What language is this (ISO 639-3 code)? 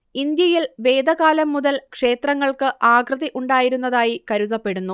mal